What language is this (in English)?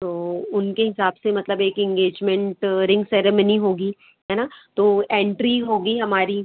Hindi